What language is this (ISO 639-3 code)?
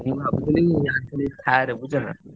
ori